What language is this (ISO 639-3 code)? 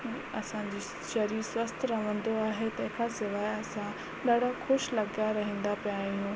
snd